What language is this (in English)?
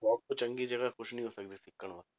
Punjabi